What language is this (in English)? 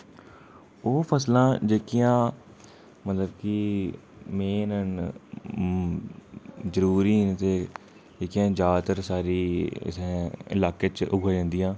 Dogri